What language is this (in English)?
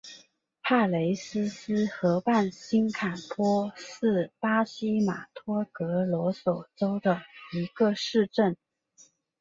Chinese